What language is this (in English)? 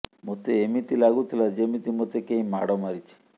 Odia